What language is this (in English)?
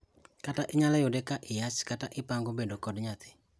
Luo (Kenya and Tanzania)